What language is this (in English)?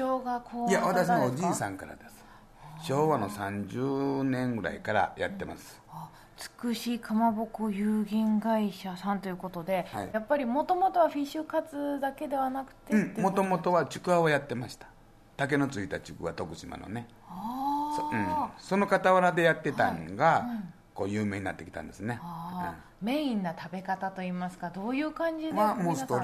Japanese